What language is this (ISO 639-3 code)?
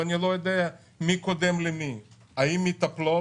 heb